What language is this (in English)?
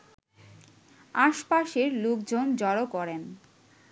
Bangla